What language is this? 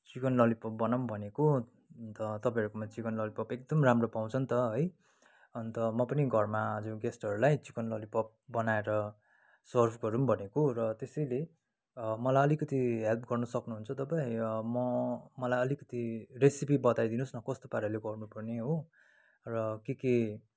Nepali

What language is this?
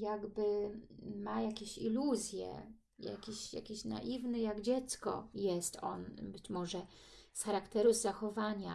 Polish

